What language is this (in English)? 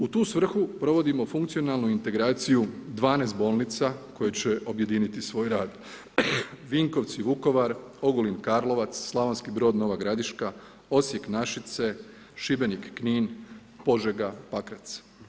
Croatian